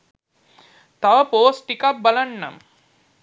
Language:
Sinhala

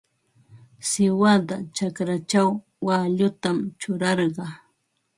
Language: Ambo-Pasco Quechua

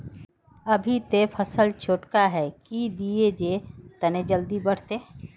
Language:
Magahi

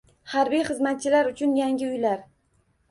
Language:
Uzbek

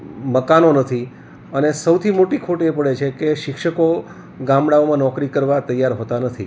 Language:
Gujarati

